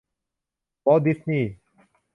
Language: Thai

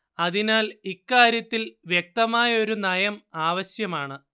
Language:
Malayalam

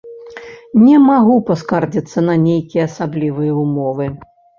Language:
Belarusian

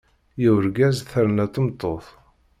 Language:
Kabyle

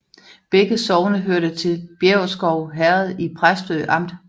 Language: Danish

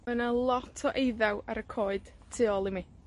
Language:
Welsh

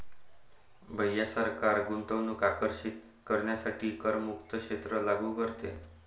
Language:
Marathi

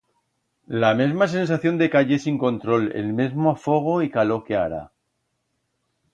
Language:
Aragonese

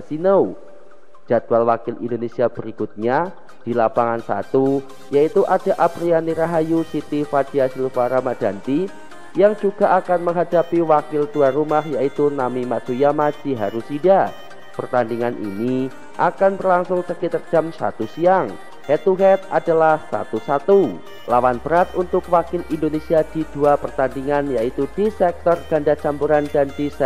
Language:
Indonesian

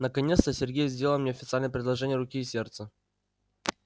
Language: Russian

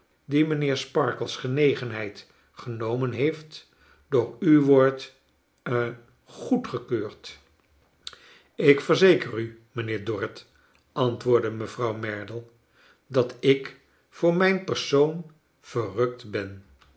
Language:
Dutch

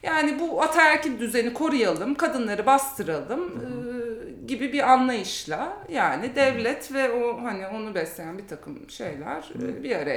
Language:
Turkish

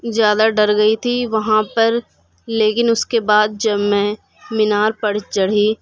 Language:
Urdu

